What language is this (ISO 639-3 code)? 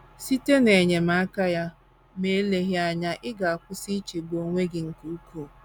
ibo